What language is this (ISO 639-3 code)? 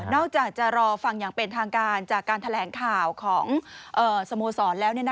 tha